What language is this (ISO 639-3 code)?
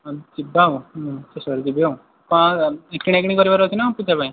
ori